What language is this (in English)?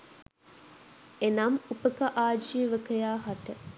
Sinhala